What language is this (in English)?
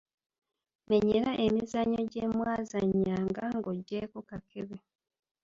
Ganda